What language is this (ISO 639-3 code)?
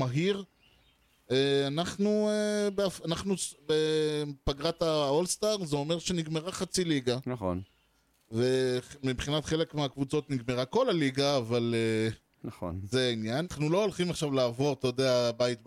heb